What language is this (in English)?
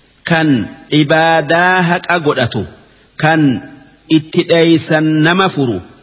Arabic